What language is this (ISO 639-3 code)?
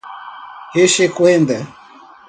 por